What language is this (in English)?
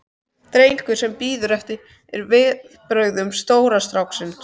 Icelandic